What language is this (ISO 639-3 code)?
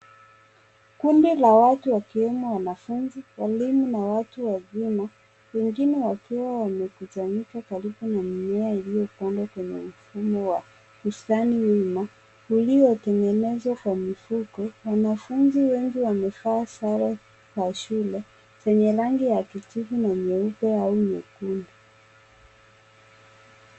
swa